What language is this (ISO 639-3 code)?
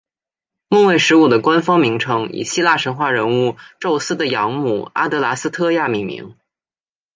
zho